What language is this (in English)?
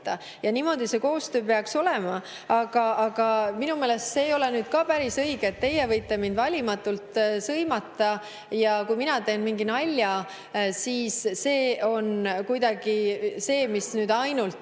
Estonian